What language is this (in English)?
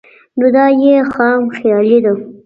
Pashto